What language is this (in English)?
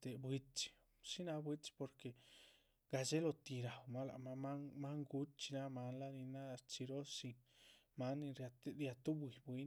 Chichicapan Zapotec